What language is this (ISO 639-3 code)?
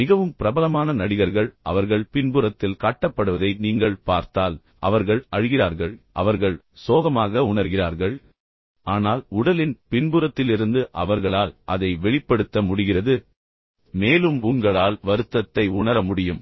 tam